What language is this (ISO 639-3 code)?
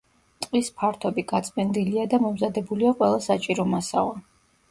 kat